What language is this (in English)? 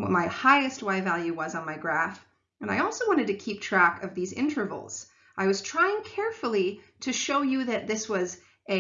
English